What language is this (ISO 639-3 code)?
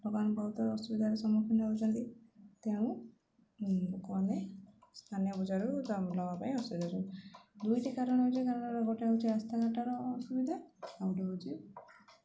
ori